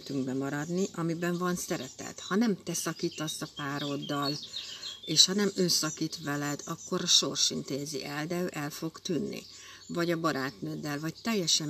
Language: Hungarian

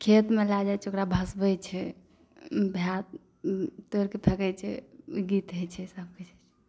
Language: Maithili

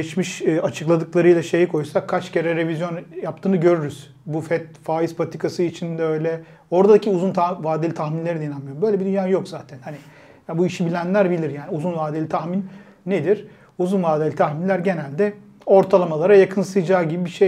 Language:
Turkish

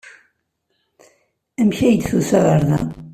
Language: Kabyle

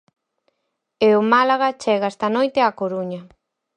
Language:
Galician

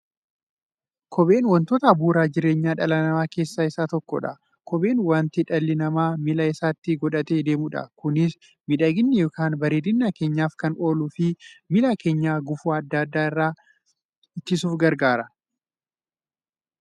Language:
Oromo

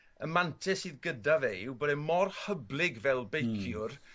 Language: Welsh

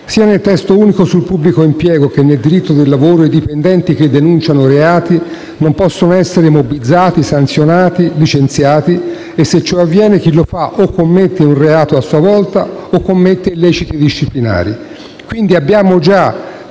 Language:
Italian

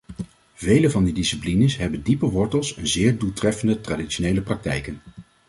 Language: Dutch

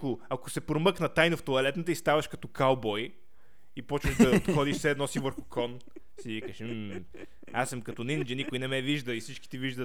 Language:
Bulgarian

